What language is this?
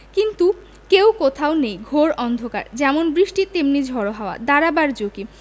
Bangla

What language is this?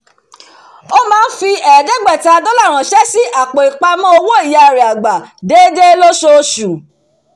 Yoruba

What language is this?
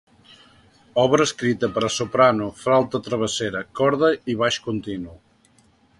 Catalan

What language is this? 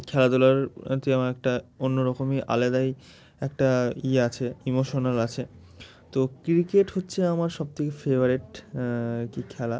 Bangla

